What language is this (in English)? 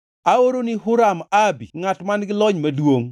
Luo (Kenya and Tanzania)